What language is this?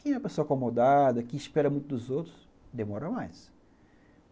Portuguese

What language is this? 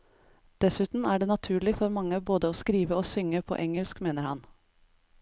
Norwegian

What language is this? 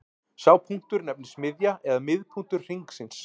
Icelandic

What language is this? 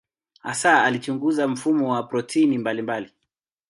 Swahili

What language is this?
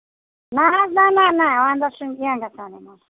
Kashmiri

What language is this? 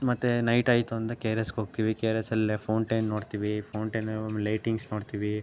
Kannada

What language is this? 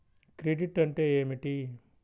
Telugu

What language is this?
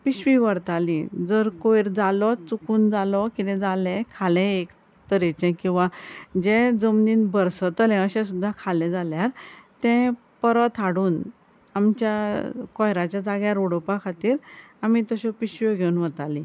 Konkani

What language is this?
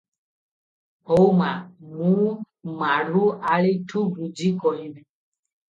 Odia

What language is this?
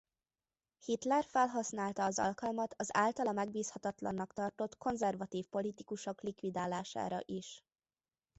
Hungarian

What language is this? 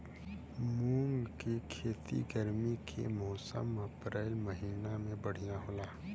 Bhojpuri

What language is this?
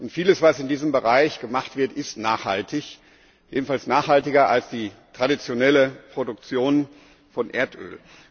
German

